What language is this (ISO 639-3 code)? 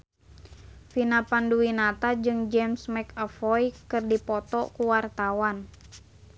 sun